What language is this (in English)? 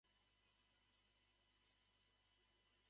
Japanese